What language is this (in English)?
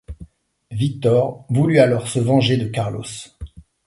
French